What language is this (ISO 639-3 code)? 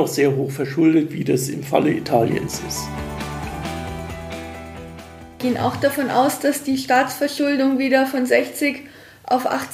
deu